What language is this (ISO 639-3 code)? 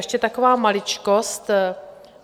ces